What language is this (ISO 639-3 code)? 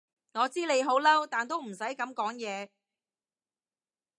yue